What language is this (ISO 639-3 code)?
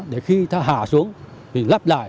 vie